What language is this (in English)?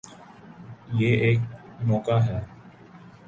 Urdu